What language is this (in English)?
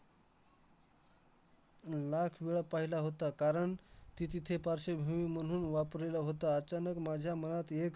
Marathi